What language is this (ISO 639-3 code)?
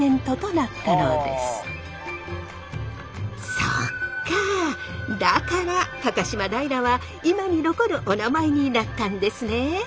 jpn